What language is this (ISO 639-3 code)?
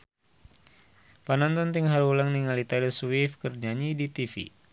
sun